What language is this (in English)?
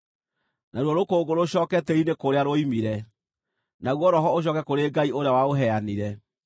Kikuyu